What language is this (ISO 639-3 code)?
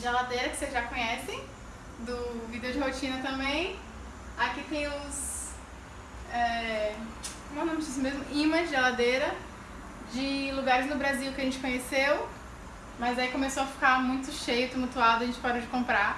por